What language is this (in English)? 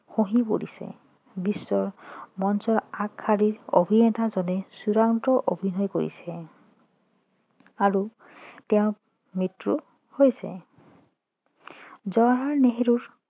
Assamese